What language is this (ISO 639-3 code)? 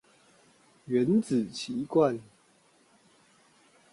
zho